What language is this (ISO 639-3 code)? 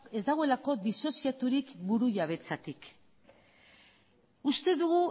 eus